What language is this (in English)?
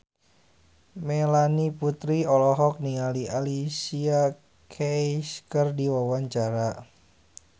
Sundanese